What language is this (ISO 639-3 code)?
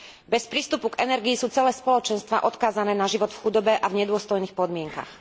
slk